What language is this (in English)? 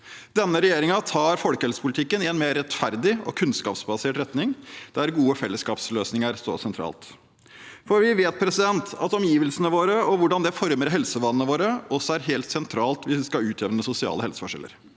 Norwegian